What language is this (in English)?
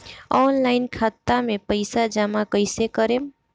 Bhojpuri